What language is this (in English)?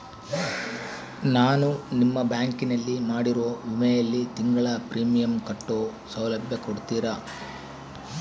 Kannada